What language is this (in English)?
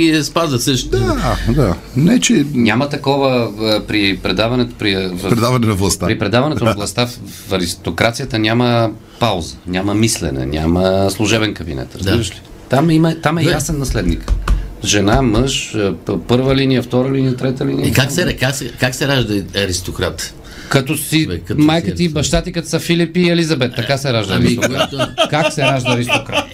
Bulgarian